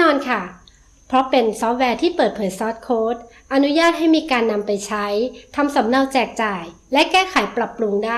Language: Thai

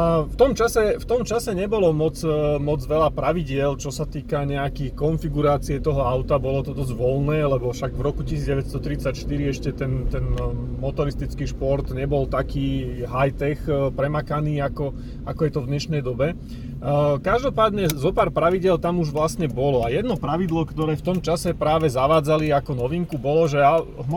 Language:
Slovak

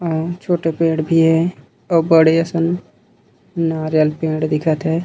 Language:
Chhattisgarhi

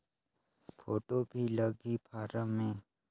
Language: Chhattisgarhi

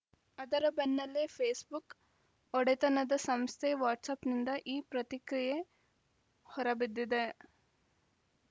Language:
Kannada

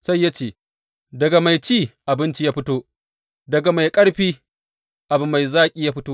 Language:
Hausa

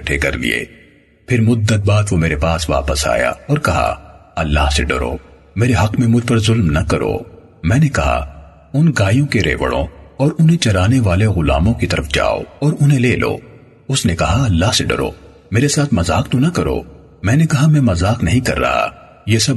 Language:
Urdu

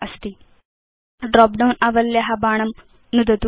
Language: Sanskrit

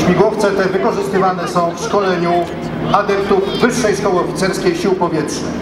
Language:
Polish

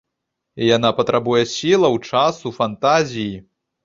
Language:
Belarusian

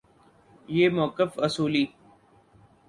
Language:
Urdu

